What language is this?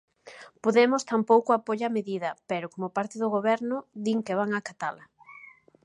Galician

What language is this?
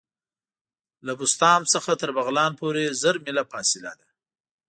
Pashto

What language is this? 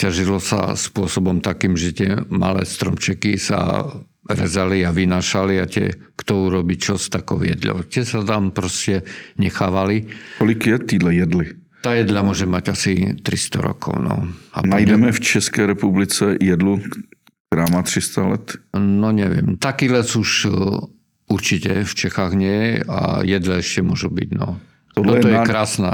Czech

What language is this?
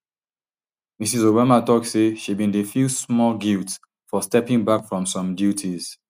Nigerian Pidgin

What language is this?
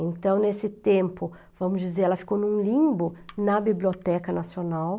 Portuguese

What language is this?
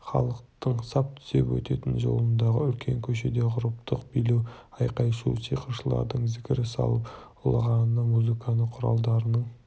Kazakh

